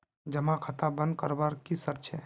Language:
Magahi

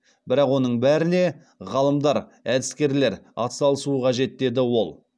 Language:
Kazakh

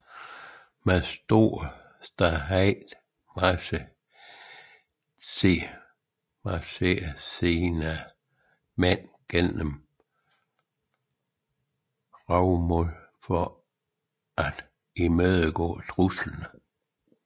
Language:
Danish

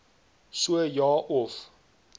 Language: Afrikaans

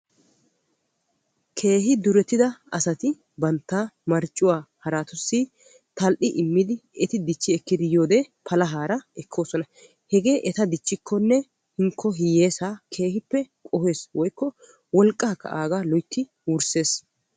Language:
Wolaytta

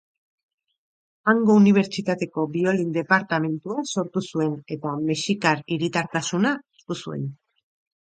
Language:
Basque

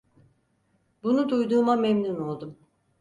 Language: Turkish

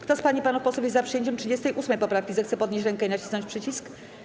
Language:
Polish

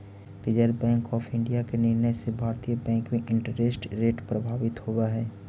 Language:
Magahi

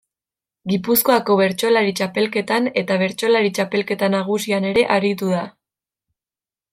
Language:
Basque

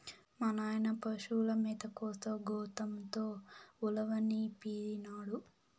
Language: Telugu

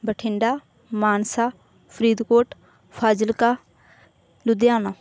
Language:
Punjabi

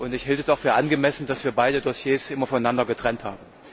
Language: German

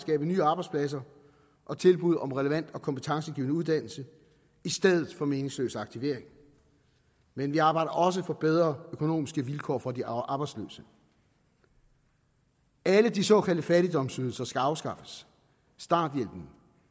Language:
Danish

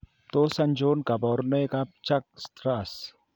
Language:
Kalenjin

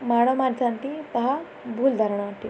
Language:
Odia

